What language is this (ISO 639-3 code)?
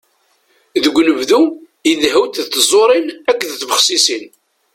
kab